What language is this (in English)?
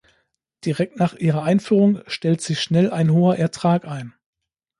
German